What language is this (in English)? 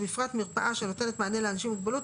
Hebrew